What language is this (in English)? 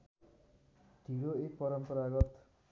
Nepali